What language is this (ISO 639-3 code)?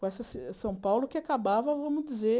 por